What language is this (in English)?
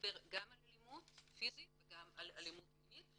Hebrew